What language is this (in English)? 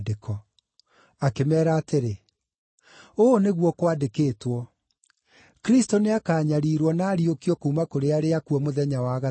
Kikuyu